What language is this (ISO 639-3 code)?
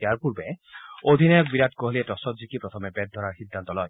asm